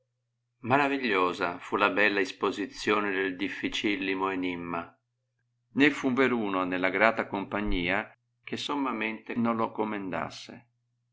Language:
Italian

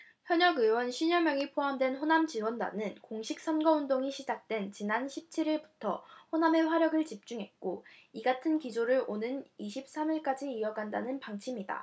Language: Korean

